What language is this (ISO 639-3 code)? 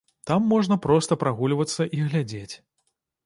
bel